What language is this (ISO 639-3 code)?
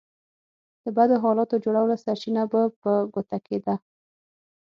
pus